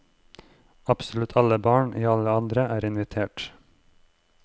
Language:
Norwegian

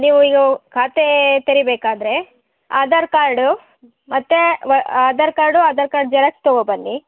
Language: Kannada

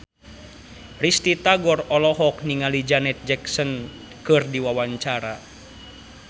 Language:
Sundanese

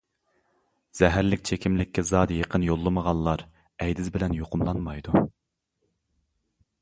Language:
Uyghur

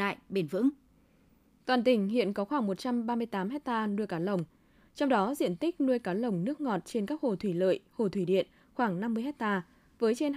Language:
Vietnamese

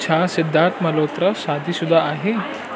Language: Sindhi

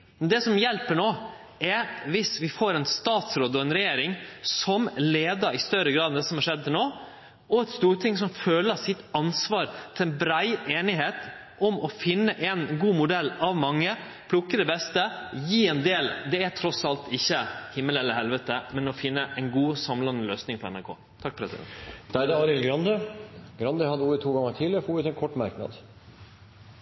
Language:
Norwegian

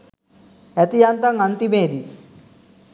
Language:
Sinhala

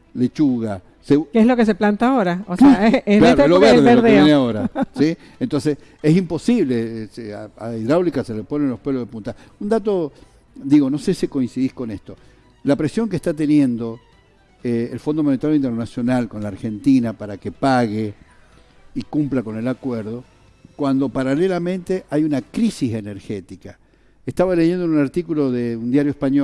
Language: Spanish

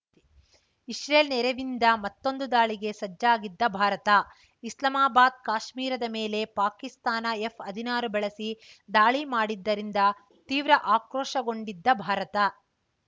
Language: Kannada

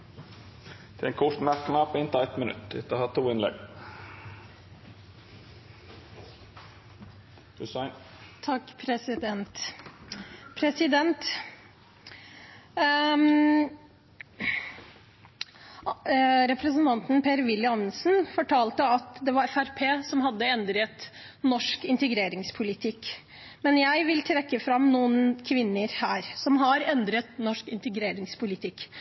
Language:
Norwegian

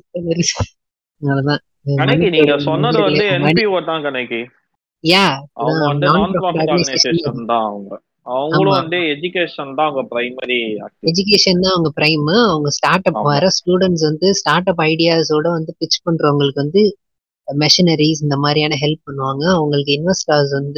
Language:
Tamil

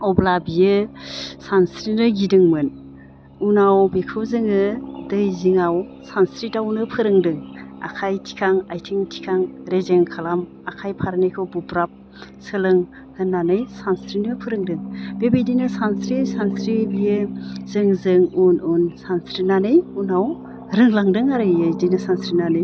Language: Bodo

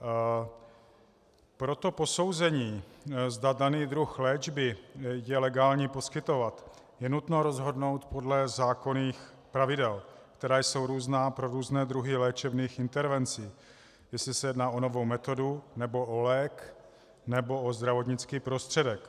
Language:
Czech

